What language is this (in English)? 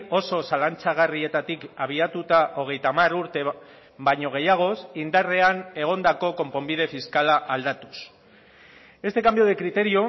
Basque